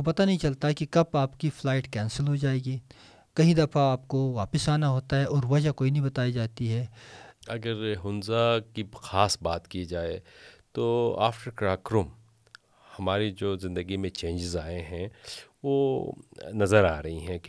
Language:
Urdu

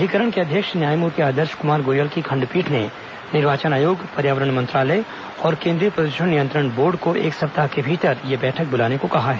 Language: Hindi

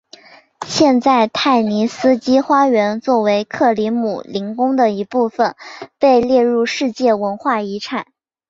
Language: Chinese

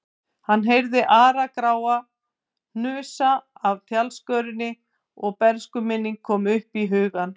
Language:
Icelandic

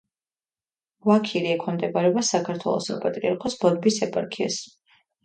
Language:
Georgian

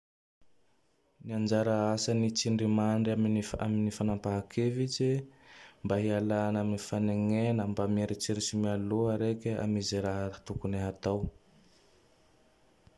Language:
Tandroy-Mahafaly Malagasy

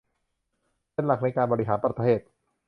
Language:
Thai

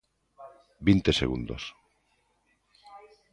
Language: Galician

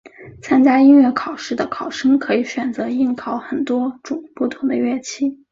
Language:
Chinese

